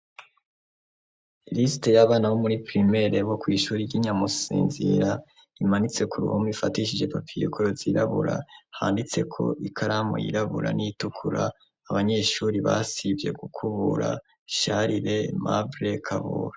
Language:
Rundi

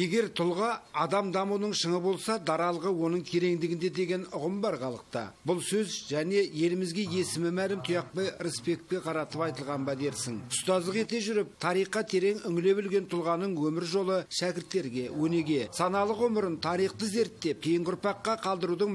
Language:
Turkish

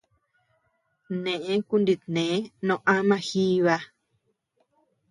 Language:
Tepeuxila Cuicatec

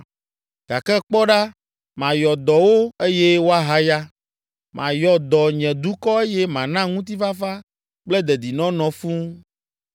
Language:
Ewe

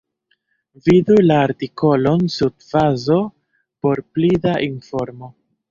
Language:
Esperanto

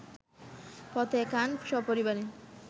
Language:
Bangla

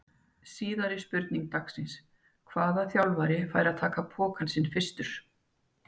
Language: Icelandic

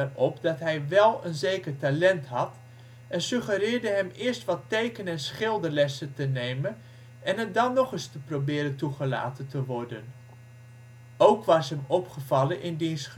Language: Dutch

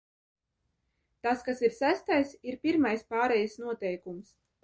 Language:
Latvian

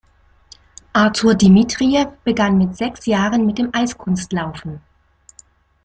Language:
German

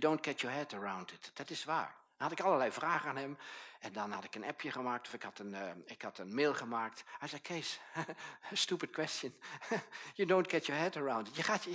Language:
Dutch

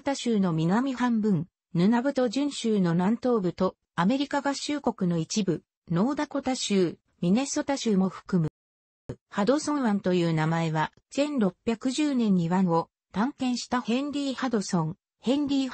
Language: Japanese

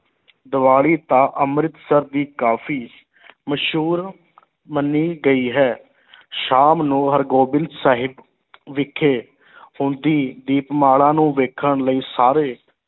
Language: Punjabi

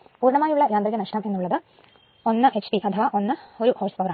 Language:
Malayalam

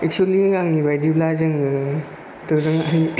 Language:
Bodo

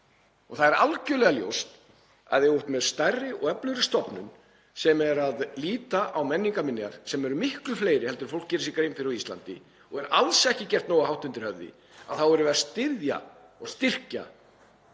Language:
Icelandic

